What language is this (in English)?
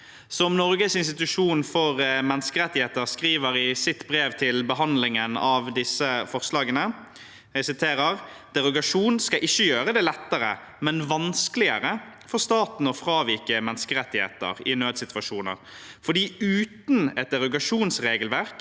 Norwegian